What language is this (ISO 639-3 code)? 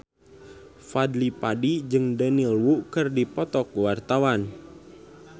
sun